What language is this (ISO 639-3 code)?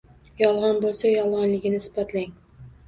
uzb